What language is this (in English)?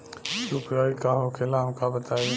Bhojpuri